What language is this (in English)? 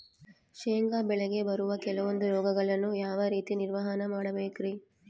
Kannada